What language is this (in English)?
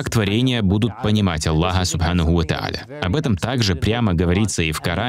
Russian